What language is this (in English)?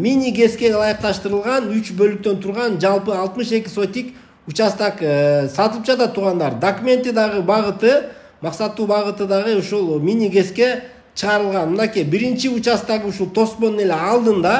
Turkish